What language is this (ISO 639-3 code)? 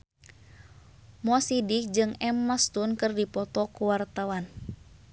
sun